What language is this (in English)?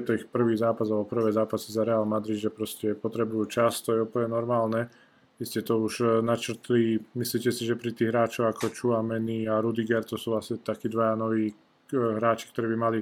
Slovak